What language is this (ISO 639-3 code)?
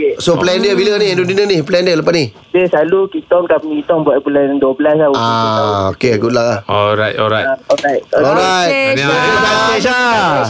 msa